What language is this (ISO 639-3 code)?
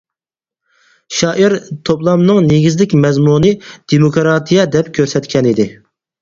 uig